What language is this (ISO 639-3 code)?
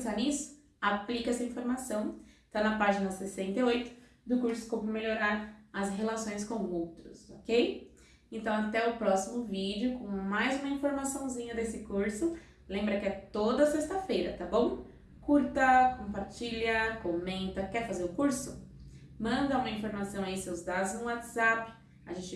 por